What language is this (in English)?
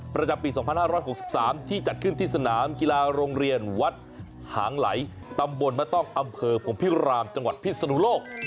Thai